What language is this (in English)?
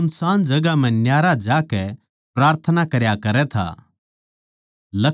Haryanvi